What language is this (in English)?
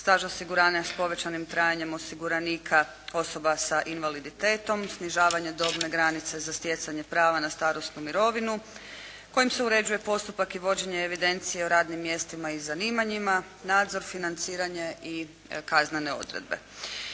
Croatian